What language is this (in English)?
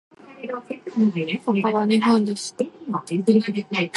Japanese